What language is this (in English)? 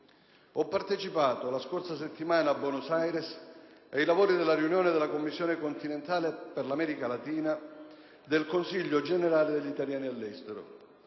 Italian